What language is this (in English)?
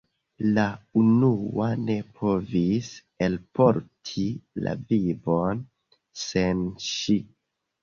Esperanto